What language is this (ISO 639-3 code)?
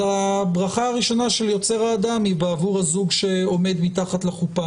heb